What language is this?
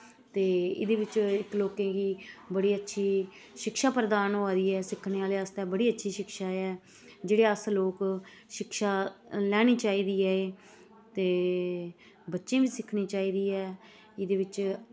Dogri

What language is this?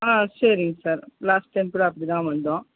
Tamil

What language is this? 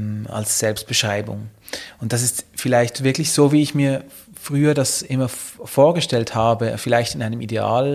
German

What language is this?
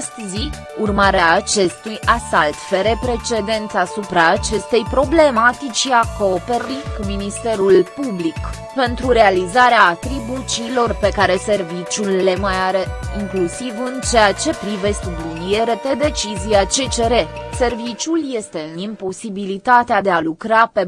Romanian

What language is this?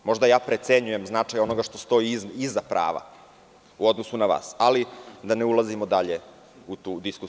Serbian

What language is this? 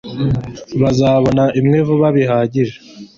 Kinyarwanda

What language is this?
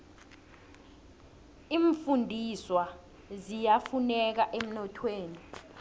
South Ndebele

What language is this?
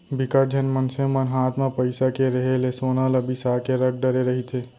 Chhattisgarhi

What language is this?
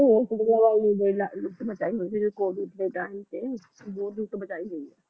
Punjabi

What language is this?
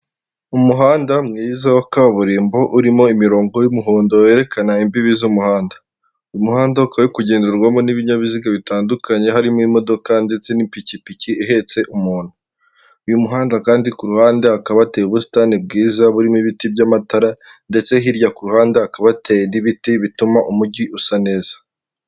Kinyarwanda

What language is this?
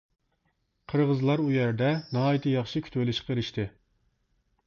Uyghur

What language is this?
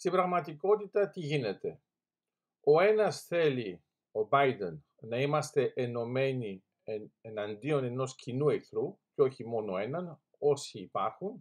Greek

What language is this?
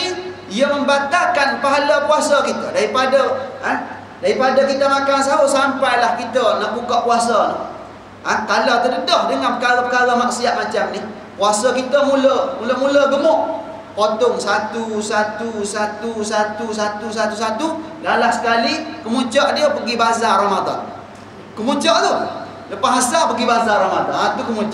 Malay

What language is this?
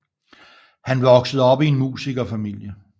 Danish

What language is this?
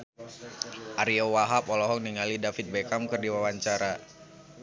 Sundanese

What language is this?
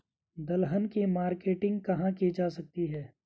Hindi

